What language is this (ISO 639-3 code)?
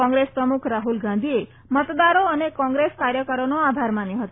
guj